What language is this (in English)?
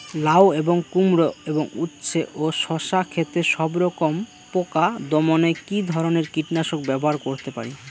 Bangla